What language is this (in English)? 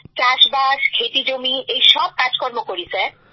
Bangla